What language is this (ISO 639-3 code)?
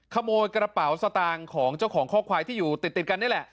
tha